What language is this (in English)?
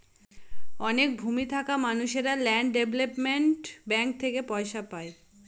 Bangla